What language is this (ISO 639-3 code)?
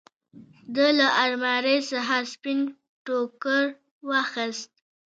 pus